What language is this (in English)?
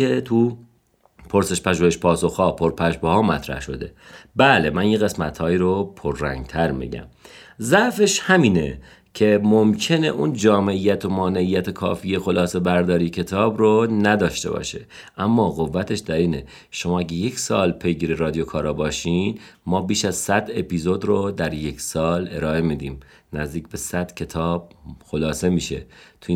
Persian